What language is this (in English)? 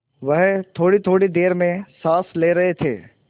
Hindi